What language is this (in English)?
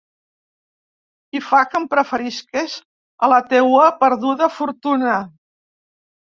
Catalan